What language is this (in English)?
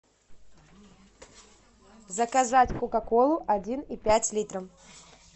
Russian